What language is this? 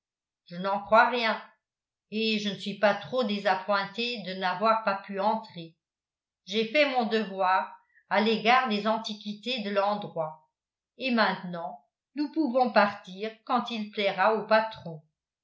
French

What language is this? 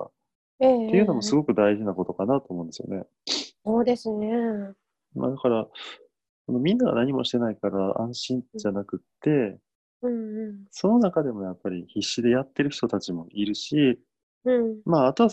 Japanese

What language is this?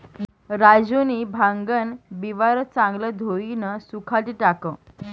Marathi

